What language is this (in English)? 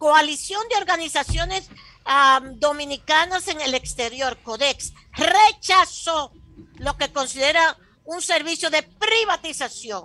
Spanish